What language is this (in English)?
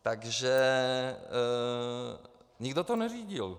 Czech